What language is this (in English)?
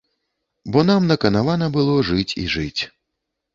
Belarusian